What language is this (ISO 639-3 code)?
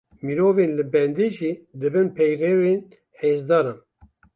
kur